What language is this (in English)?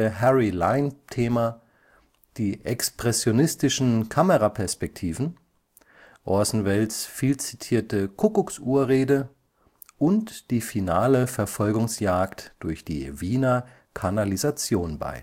German